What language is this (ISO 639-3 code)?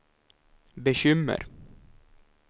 swe